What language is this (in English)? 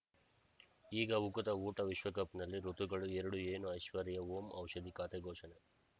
Kannada